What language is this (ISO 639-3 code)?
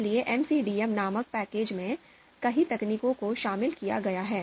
hin